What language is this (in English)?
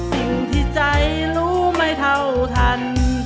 Thai